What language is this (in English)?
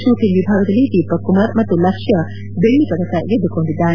Kannada